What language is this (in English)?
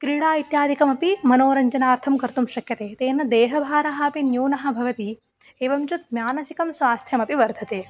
Sanskrit